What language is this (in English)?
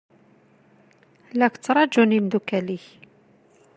Kabyle